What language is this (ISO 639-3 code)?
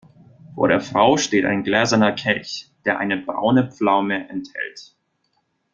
deu